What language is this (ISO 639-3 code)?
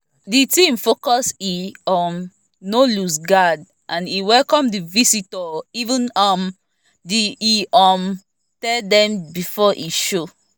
pcm